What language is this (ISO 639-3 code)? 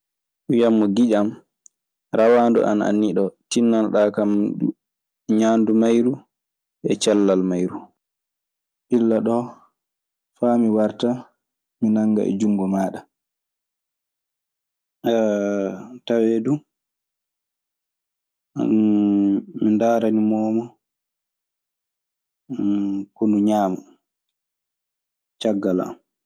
ffm